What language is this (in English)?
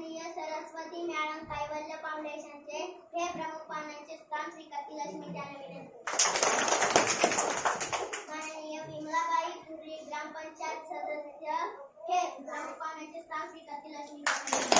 Indonesian